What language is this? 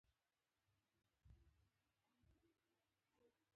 Pashto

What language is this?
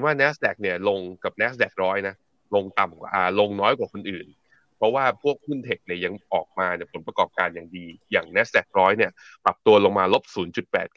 Thai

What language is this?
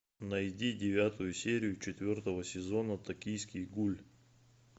Russian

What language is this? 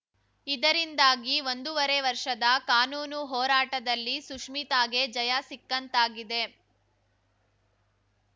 Kannada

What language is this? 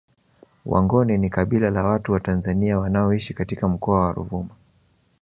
Swahili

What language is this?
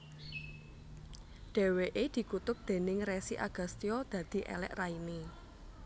Javanese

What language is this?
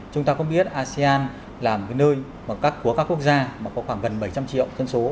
Vietnamese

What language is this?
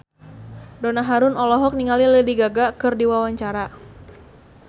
Sundanese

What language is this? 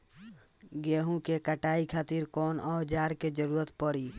Bhojpuri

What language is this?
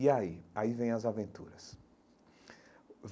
Portuguese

